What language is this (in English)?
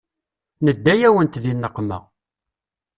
Kabyle